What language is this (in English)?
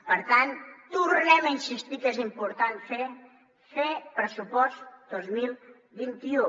Catalan